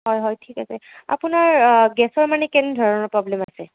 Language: Assamese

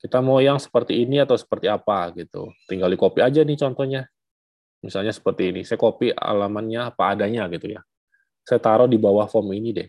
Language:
Indonesian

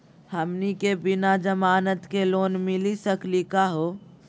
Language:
Magahi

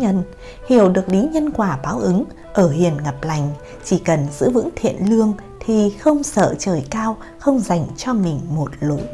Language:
Vietnamese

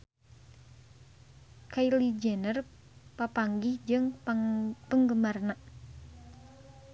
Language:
Sundanese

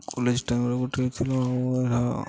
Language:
Odia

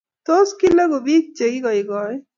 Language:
Kalenjin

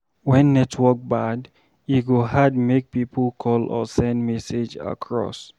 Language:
Nigerian Pidgin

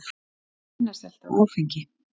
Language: Icelandic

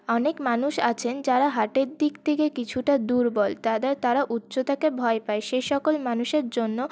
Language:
Bangla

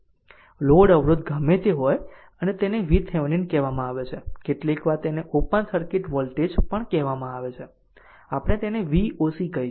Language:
Gujarati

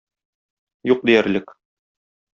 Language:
Tatar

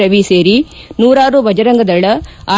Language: Kannada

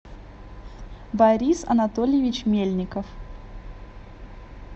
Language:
Russian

